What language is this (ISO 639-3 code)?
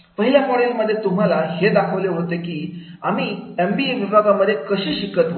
mar